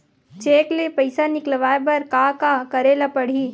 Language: Chhattisgarhi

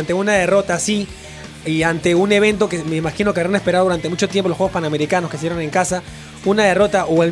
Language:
Spanish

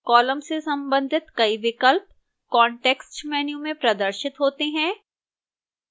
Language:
Hindi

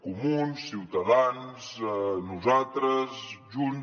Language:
Catalan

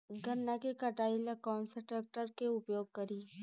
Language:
Bhojpuri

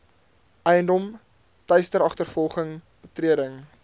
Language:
Afrikaans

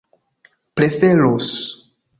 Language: Esperanto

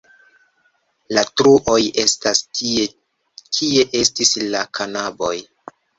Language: Esperanto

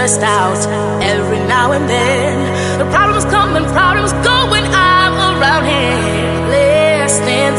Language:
English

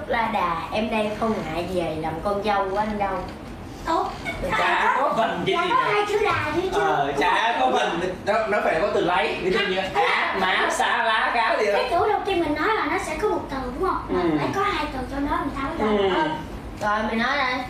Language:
Vietnamese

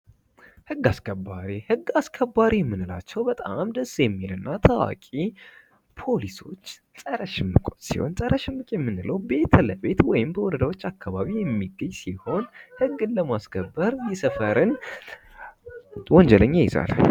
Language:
Amharic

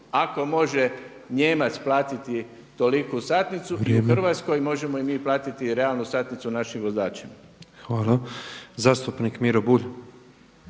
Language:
Croatian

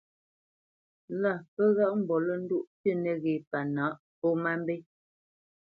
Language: Bamenyam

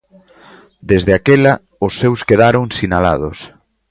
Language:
Galician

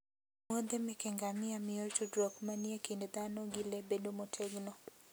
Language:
Luo (Kenya and Tanzania)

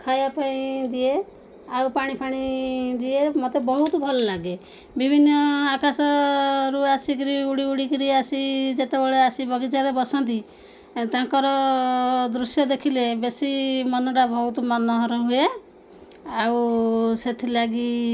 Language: Odia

